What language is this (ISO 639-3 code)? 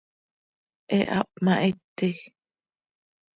sei